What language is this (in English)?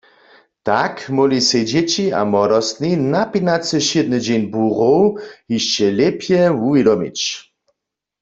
Upper Sorbian